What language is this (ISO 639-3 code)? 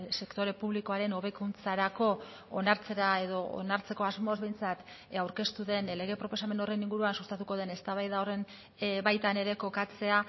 eus